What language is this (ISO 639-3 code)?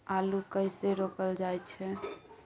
mai